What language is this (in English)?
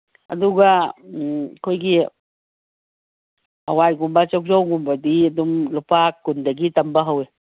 Manipuri